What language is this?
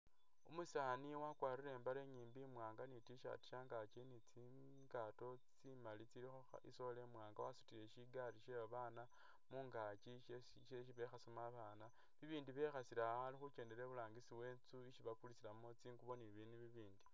Masaaba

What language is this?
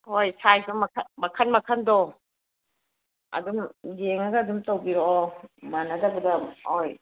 Manipuri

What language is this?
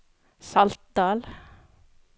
Norwegian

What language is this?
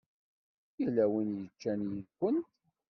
Kabyle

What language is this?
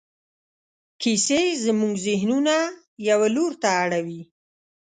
Pashto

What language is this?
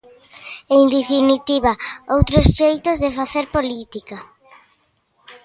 Galician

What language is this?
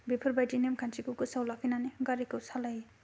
Bodo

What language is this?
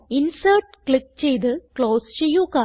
Malayalam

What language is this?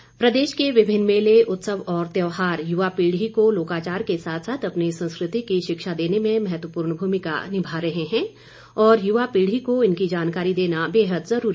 Hindi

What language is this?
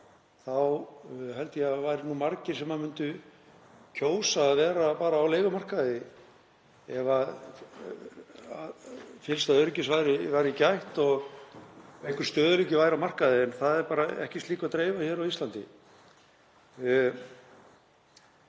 Icelandic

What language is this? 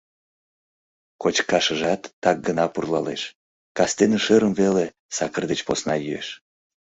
Mari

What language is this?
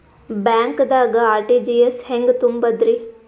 Kannada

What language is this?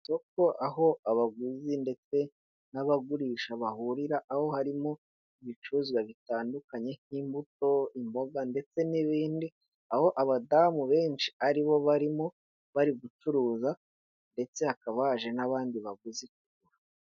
Kinyarwanda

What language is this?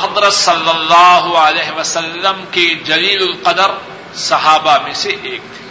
Urdu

